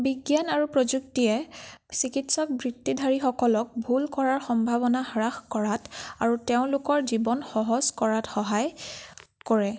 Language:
Assamese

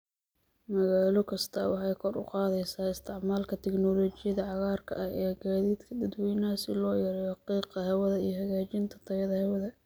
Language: Somali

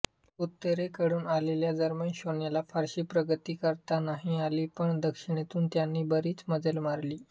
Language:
Marathi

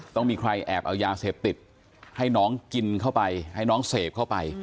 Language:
Thai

